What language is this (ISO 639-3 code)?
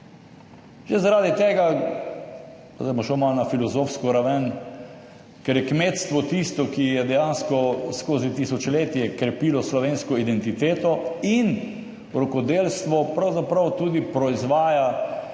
slv